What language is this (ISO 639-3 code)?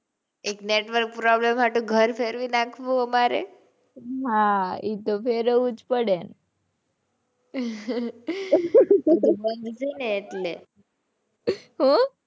guj